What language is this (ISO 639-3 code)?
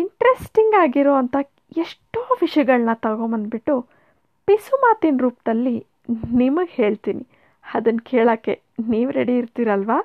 kan